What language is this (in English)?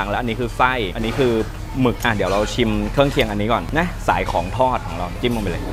Thai